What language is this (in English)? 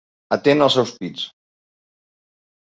Catalan